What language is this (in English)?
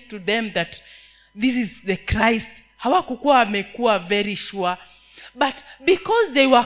Swahili